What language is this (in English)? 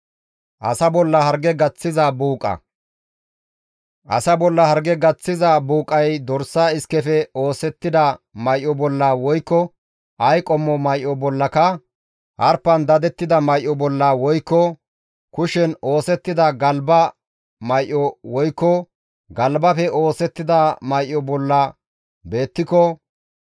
Gamo